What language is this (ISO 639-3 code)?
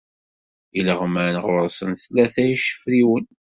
kab